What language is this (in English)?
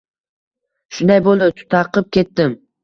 Uzbek